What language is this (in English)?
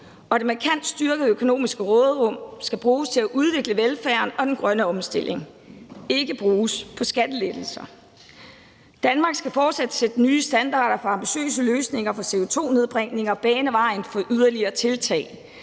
Danish